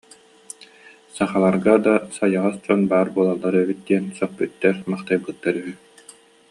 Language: Yakut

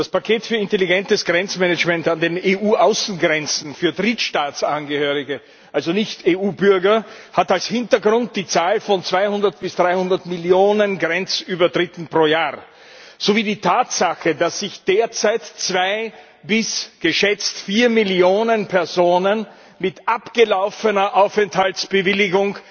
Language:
German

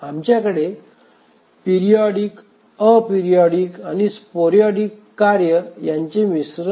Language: Marathi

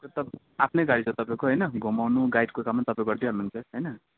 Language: Nepali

